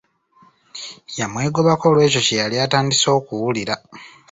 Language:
Ganda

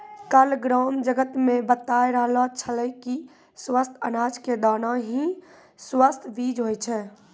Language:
Maithili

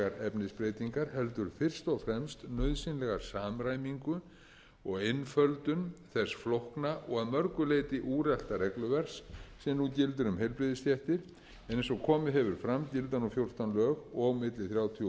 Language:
Icelandic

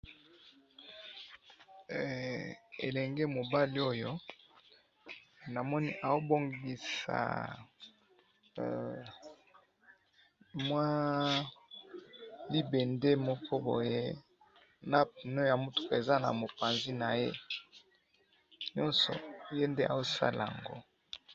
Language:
Lingala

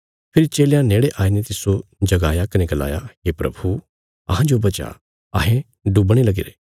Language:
Bilaspuri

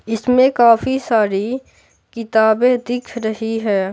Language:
Hindi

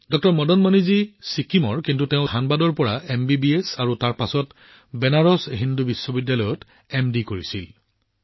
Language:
Assamese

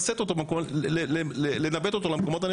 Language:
Hebrew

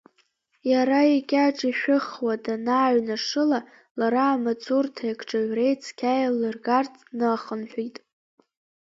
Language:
Abkhazian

